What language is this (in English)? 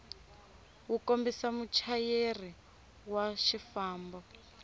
Tsonga